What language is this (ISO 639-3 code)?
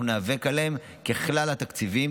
heb